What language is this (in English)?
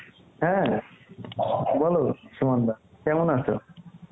Bangla